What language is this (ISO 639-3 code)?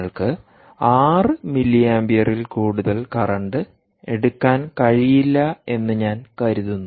mal